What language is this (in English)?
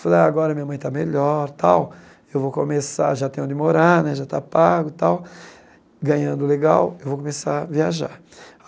Portuguese